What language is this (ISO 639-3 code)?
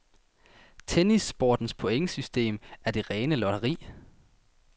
dan